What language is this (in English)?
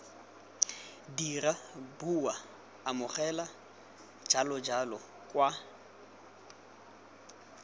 Tswana